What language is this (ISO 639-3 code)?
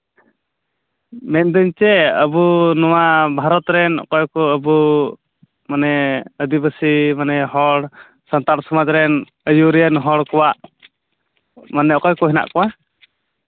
sat